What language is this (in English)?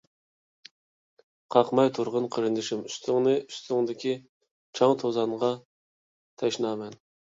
Uyghur